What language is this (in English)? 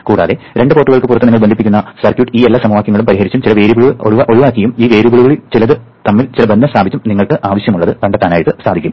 Malayalam